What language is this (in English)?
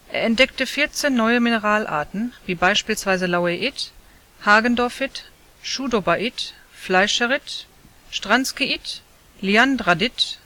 German